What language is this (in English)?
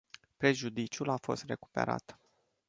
Romanian